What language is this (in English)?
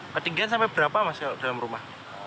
Indonesian